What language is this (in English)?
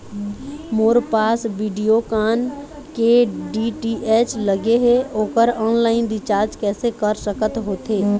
Chhattisgarhi